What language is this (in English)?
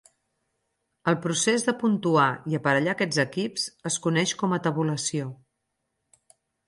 Catalan